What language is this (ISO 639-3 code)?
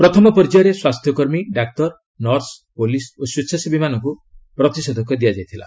ori